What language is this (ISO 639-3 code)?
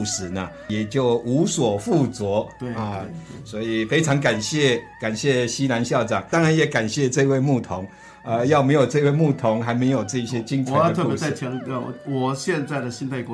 zho